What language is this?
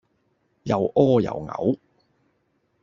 Cantonese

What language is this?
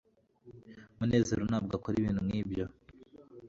Kinyarwanda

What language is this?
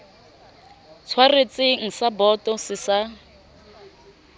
Southern Sotho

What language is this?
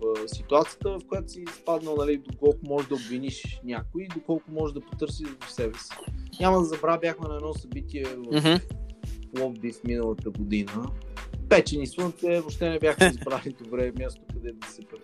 Bulgarian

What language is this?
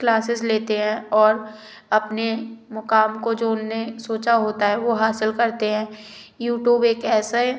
Hindi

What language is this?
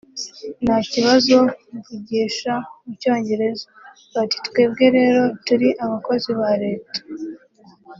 Kinyarwanda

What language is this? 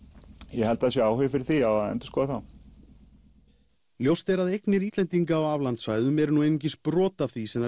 Icelandic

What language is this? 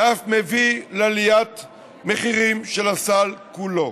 Hebrew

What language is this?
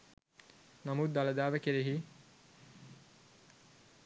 Sinhala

